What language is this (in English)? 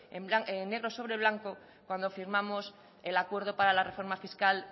Spanish